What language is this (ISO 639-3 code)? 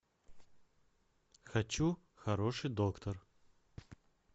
rus